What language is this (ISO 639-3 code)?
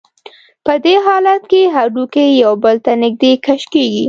pus